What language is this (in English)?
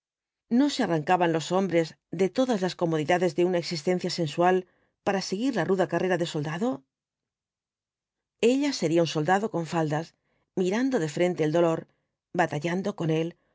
Spanish